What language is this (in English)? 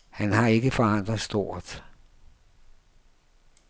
Danish